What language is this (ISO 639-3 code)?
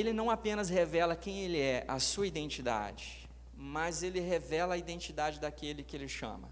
por